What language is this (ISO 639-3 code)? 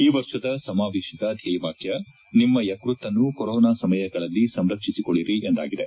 kan